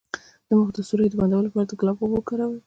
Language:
Pashto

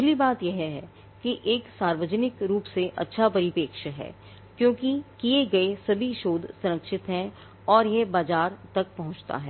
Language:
Hindi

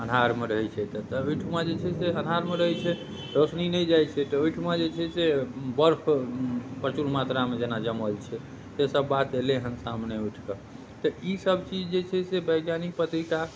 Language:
Maithili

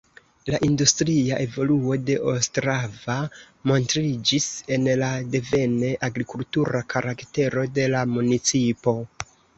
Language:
Esperanto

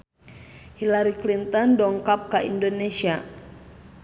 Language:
Sundanese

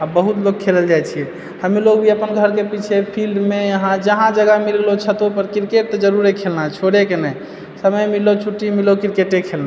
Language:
Maithili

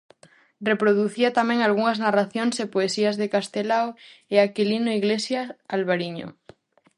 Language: Galician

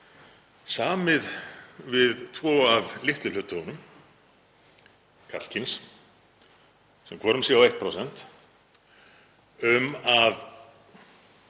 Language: Icelandic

